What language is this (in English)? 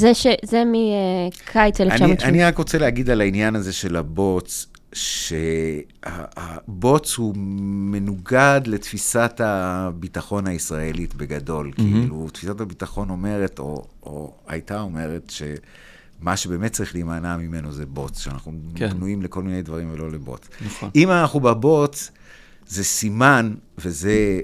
Hebrew